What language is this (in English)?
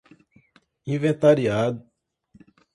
Portuguese